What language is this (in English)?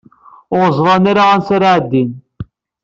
Kabyle